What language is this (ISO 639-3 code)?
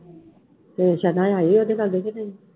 pan